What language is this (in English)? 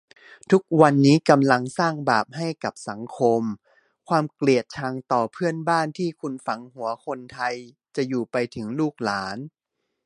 Thai